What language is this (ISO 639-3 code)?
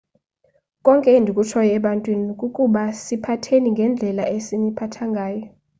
xho